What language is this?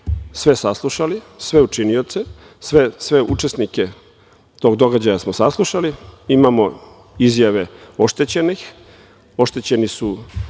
Serbian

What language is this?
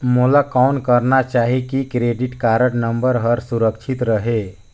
Chhattisgarhi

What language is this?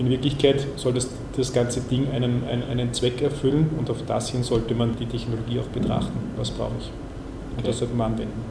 German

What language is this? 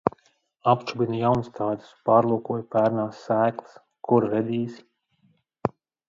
Latvian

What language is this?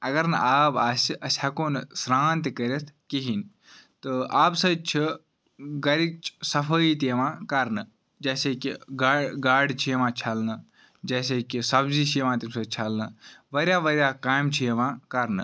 Kashmiri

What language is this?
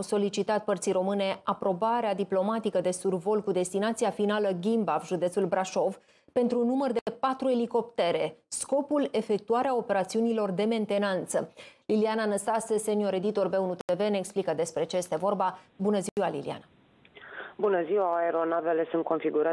Romanian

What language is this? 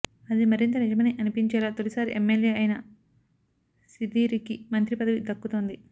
Telugu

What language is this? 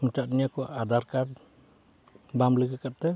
Santali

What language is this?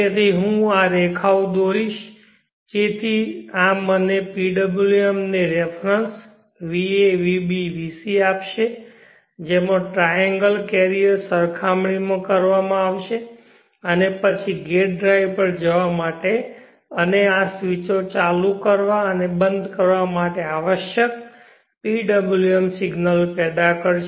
Gujarati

